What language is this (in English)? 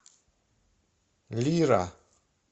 Russian